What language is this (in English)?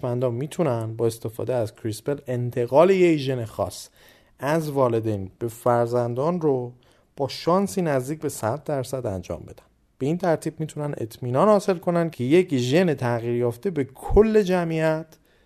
Persian